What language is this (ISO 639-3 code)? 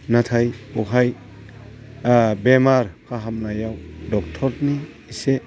brx